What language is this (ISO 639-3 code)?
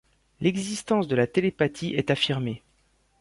fra